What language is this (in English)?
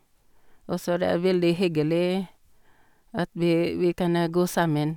Norwegian